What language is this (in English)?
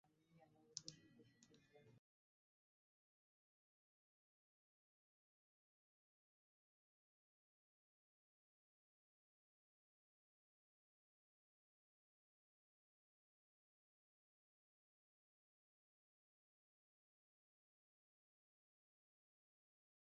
Bangla